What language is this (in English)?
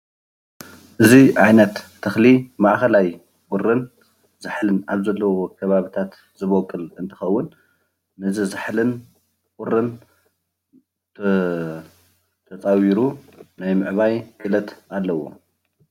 Tigrinya